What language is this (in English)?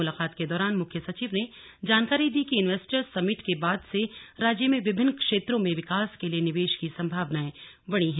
Hindi